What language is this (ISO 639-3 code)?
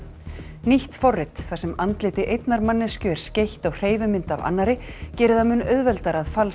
isl